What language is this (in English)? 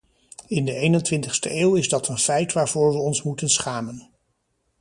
Dutch